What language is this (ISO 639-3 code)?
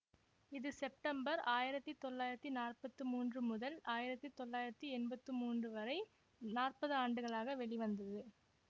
tam